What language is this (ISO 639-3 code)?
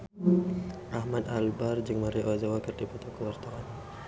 sun